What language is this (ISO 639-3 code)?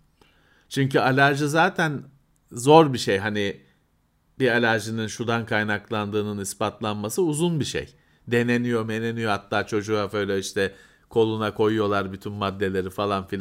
tur